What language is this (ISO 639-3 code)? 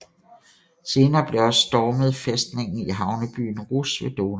dan